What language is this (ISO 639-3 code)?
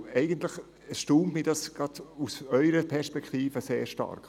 gsw